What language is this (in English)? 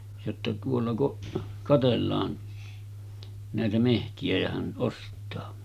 Finnish